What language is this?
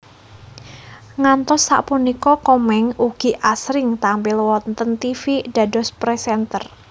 Javanese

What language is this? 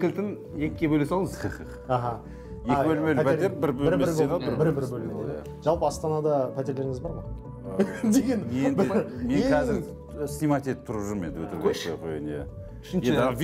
Turkish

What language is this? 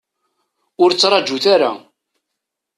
Kabyle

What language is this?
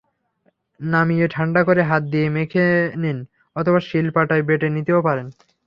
Bangla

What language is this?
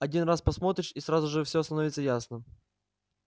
Russian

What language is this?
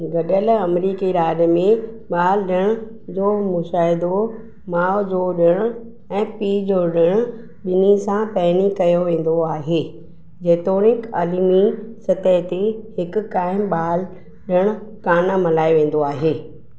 Sindhi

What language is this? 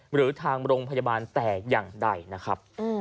Thai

